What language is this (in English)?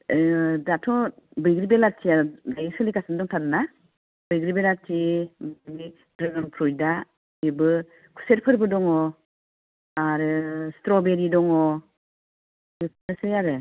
Bodo